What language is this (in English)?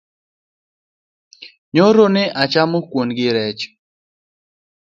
Luo (Kenya and Tanzania)